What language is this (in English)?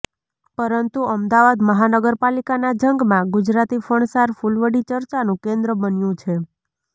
Gujarati